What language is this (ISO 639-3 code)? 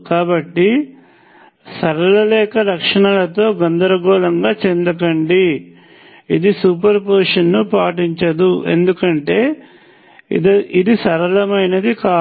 tel